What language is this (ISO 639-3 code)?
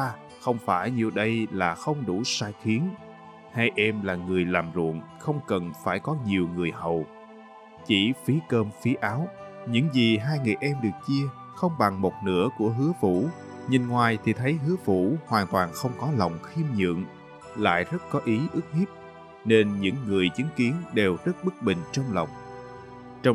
vie